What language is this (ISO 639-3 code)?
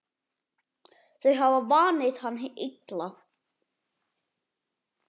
isl